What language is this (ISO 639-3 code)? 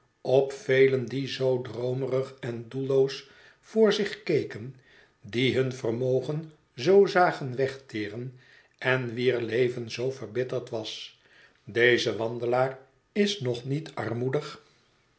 nld